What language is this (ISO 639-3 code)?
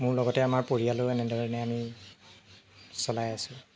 asm